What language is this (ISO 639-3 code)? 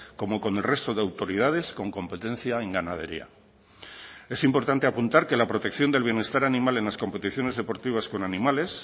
spa